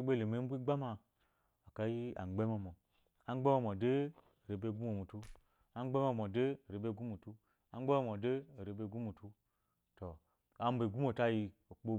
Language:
Eloyi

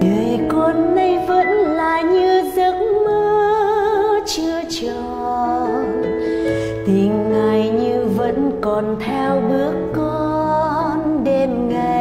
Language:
Vietnamese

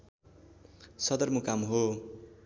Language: Nepali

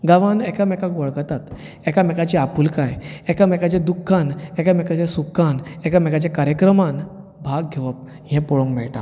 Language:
Konkani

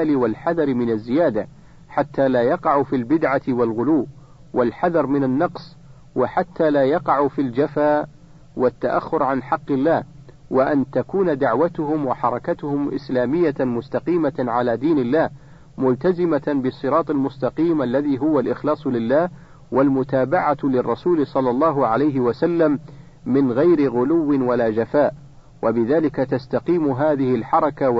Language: Arabic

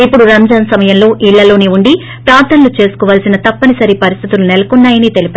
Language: Telugu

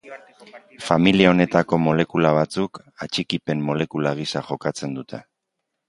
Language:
Basque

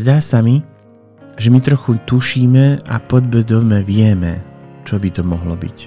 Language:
Slovak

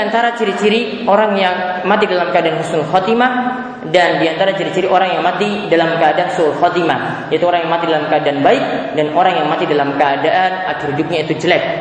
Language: Indonesian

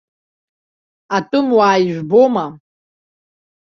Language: Abkhazian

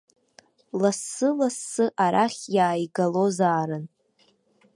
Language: Abkhazian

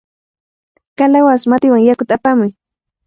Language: Cajatambo North Lima Quechua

